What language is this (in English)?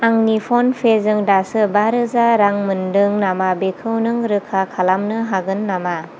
Bodo